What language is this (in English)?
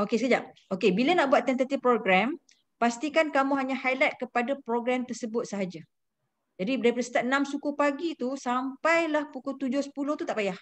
Malay